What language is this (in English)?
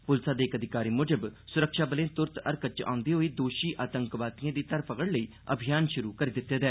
Dogri